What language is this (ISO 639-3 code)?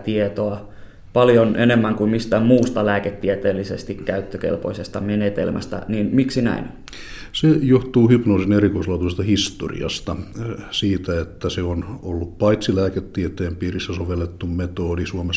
fin